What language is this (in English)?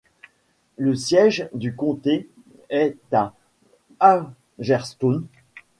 French